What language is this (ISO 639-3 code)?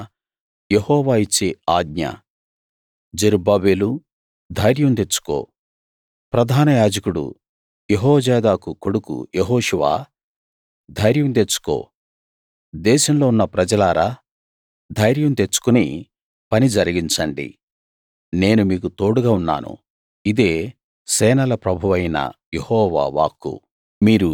tel